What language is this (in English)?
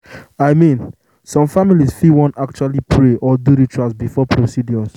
Nigerian Pidgin